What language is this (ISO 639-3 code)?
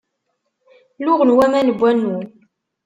kab